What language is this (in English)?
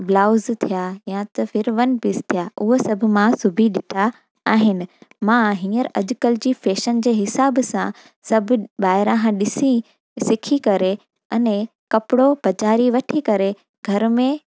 Sindhi